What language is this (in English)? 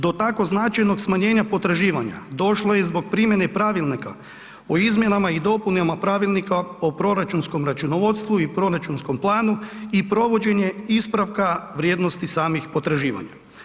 Croatian